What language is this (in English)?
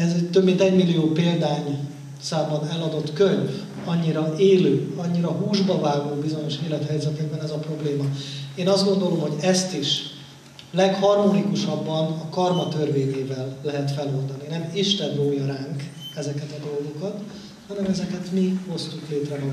Hungarian